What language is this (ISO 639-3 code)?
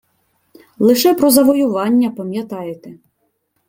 ukr